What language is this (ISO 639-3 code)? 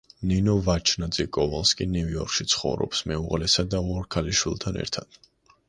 kat